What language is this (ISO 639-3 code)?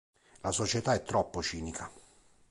ita